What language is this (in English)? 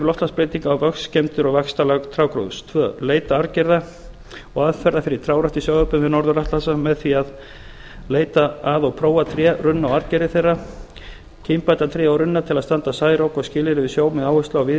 Icelandic